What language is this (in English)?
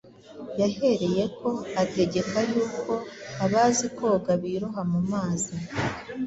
Kinyarwanda